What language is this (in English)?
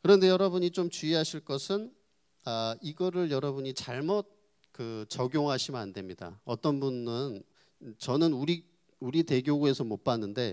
Korean